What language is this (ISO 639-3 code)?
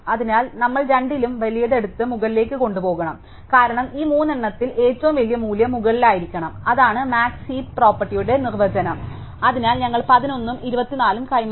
mal